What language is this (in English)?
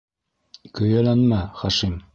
Bashkir